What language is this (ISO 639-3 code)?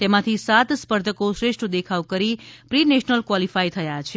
guj